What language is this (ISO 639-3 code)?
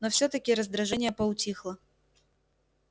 rus